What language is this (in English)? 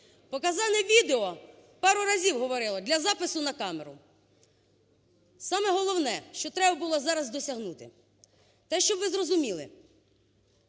Ukrainian